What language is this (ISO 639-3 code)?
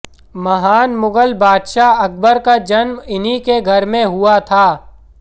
hin